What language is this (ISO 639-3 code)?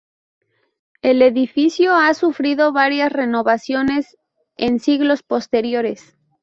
spa